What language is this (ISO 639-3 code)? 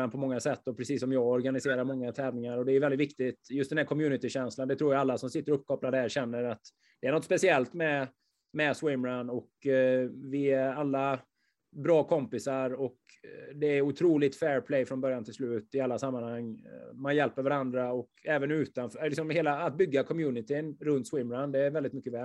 swe